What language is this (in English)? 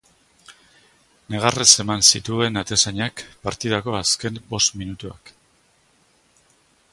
Basque